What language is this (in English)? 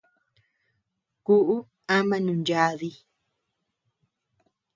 Tepeuxila Cuicatec